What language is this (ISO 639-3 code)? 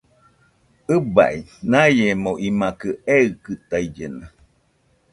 hux